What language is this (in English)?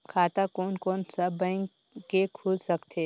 Chhattisgarhi